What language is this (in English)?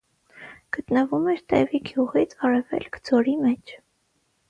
Armenian